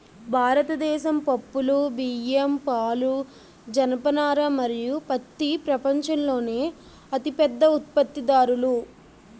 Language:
Telugu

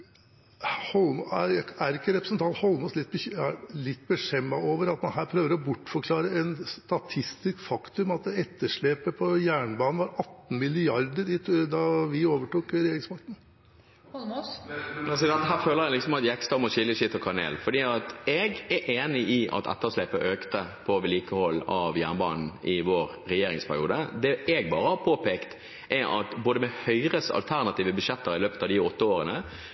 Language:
Norwegian Bokmål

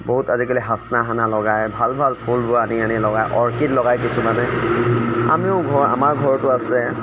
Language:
Assamese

